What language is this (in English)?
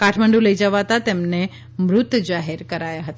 Gujarati